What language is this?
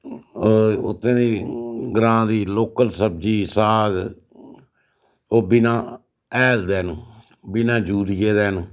Dogri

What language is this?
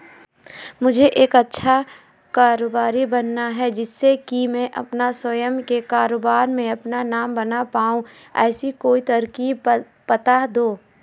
Hindi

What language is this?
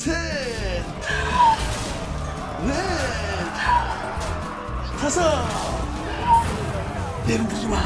Korean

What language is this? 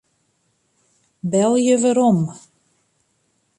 Western Frisian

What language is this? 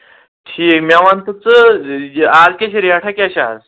Kashmiri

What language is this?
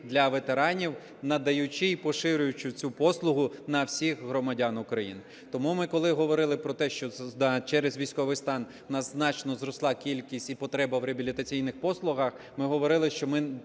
Ukrainian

